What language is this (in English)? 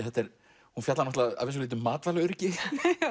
Icelandic